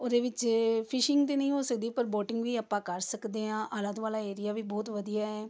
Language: Punjabi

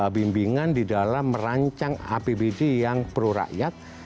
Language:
Indonesian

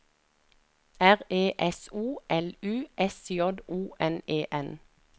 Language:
Norwegian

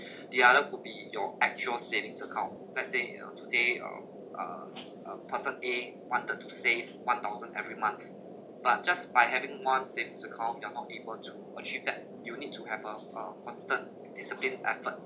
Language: English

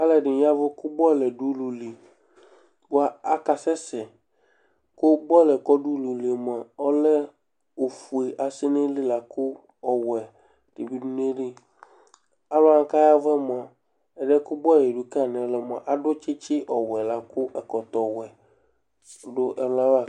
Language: Ikposo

